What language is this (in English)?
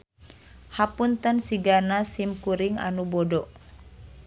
Sundanese